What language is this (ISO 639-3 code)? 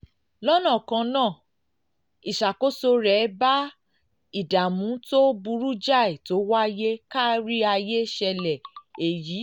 yor